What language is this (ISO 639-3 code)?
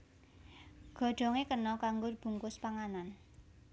jav